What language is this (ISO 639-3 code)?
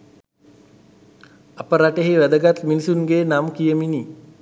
sin